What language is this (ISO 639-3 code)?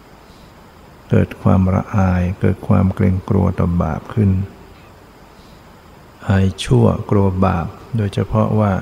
tha